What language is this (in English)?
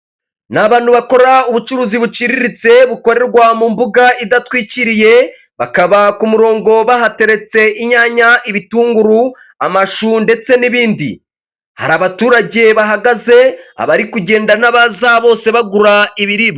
Kinyarwanda